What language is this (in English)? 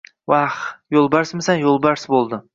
Uzbek